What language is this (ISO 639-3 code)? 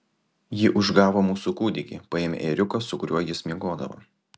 lit